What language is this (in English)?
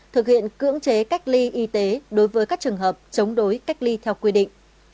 Vietnamese